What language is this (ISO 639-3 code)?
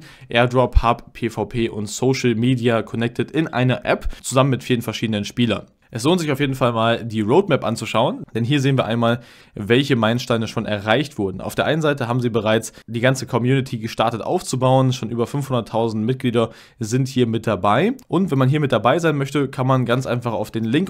deu